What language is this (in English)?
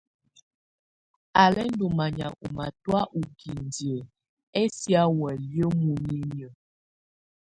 Tunen